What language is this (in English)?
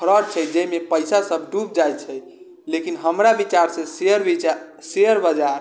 Maithili